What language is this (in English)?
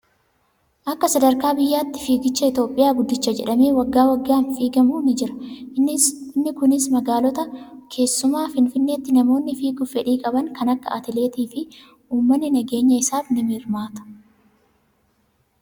Oromo